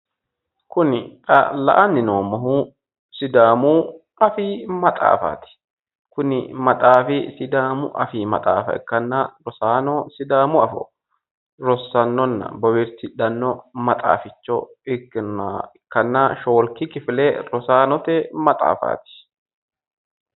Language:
Sidamo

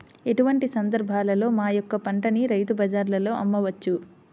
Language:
Telugu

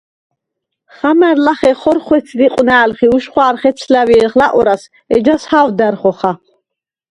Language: Svan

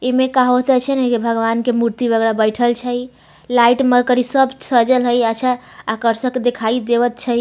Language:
Maithili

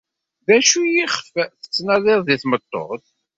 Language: Kabyle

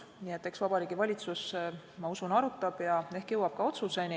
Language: Estonian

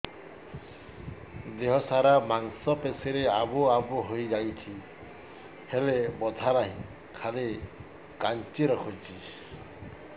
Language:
Odia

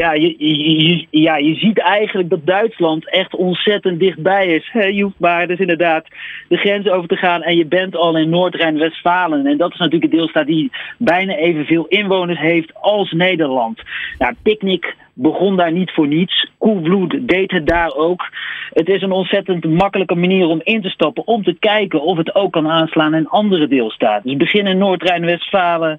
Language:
Dutch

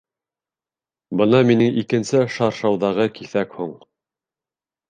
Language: Bashkir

